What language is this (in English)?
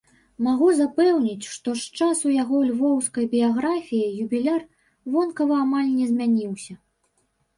Belarusian